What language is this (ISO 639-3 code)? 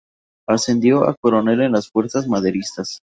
spa